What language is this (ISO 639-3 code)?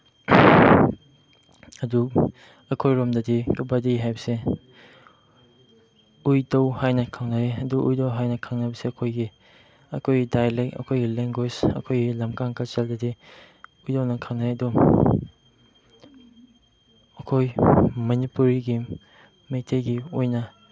mni